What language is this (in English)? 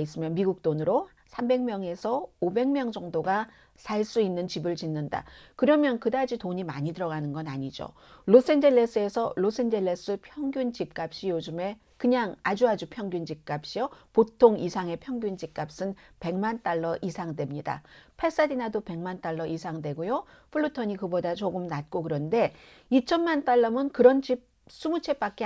Korean